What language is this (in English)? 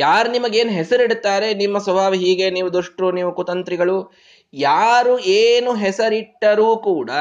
Kannada